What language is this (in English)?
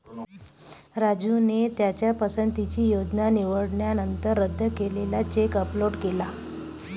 Marathi